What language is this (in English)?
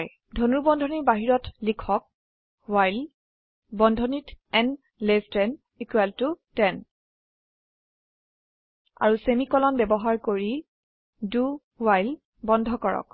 Assamese